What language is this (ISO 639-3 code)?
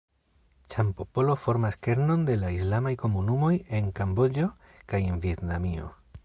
epo